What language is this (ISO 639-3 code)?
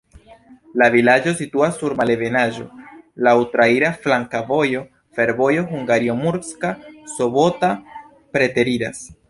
epo